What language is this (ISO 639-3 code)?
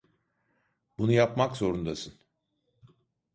tur